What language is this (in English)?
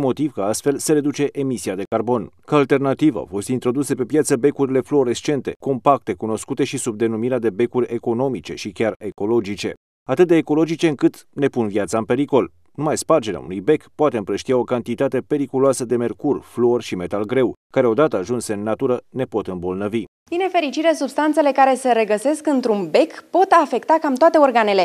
Romanian